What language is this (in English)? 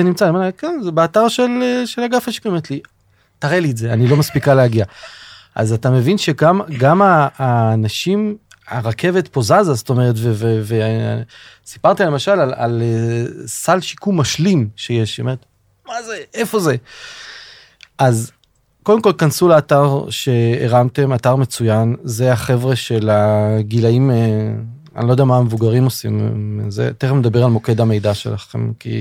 Hebrew